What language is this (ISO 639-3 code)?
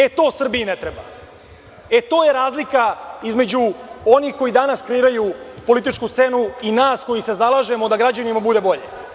srp